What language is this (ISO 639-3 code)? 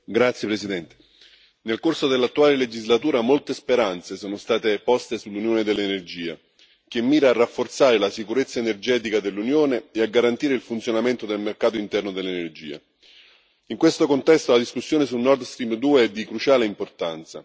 ita